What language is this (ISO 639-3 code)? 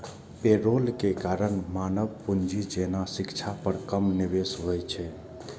mai